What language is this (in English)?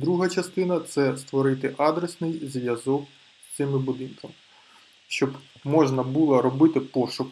Ukrainian